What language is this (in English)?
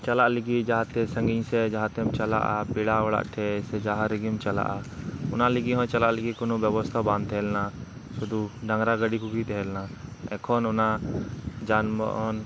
Santali